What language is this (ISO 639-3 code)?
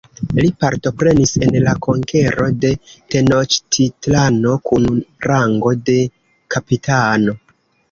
epo